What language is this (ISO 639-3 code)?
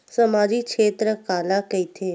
hne